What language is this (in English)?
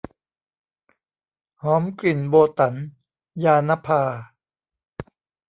Thai